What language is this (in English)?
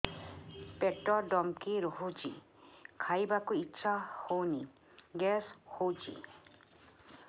Odia